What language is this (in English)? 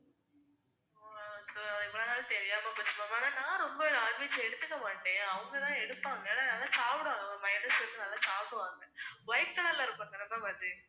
Tamil